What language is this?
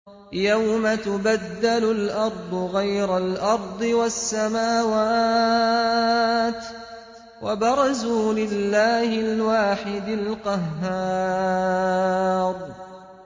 Arabic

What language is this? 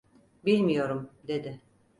Turkish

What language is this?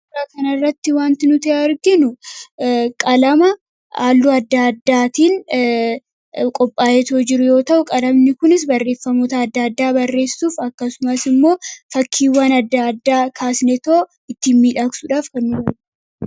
Oromo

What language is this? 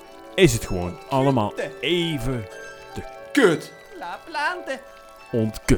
Dutch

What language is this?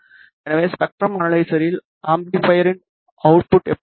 Tamil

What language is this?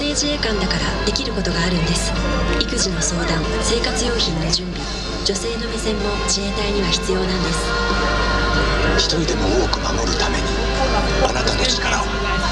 Bulgarian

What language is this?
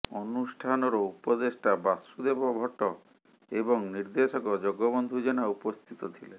Odia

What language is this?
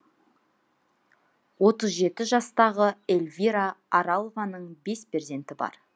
Kazakh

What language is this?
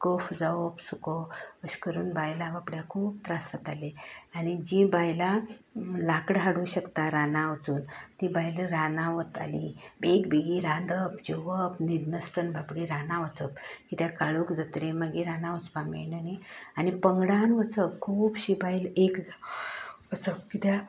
Konkani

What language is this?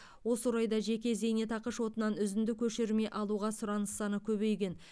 Kazakh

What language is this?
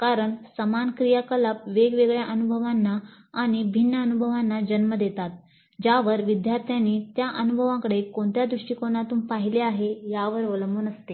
Marathi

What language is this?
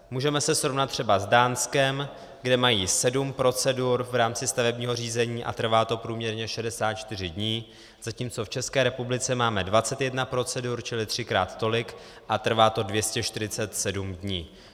Czech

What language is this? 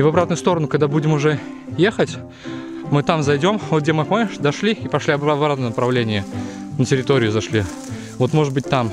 Russian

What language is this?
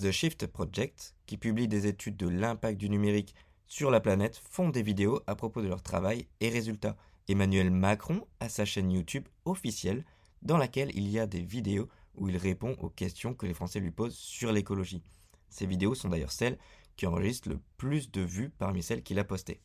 French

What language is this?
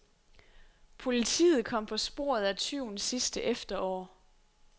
Danish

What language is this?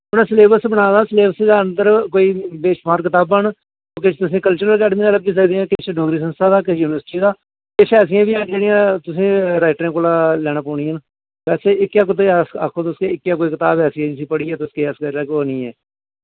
Dogri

